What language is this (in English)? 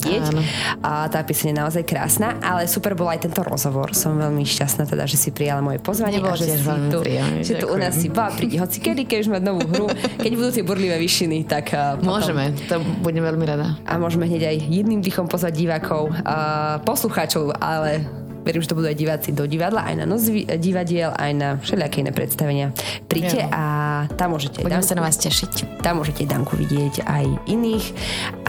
Slovak